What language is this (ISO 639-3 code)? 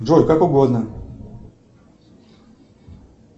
rus